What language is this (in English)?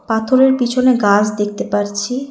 Bangla